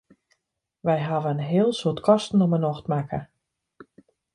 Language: Western Frisian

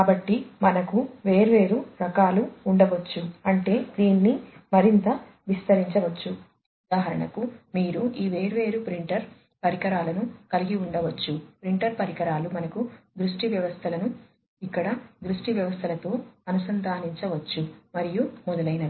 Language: Telugu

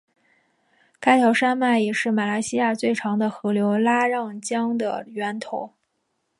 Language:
Chinese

